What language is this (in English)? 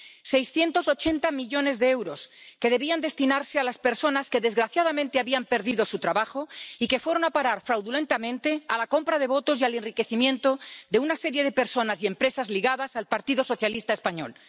Spanish